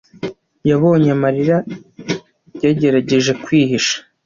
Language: Kinyarwanda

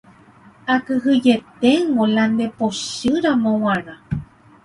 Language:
Guarani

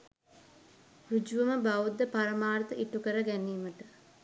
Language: Sinhala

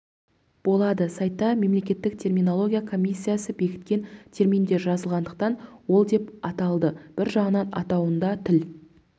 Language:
Kazakh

